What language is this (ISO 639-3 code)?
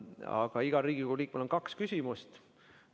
est